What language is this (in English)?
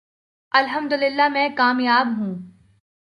Urdu